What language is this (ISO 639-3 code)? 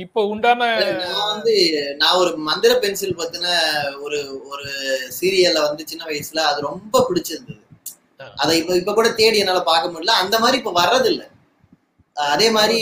tam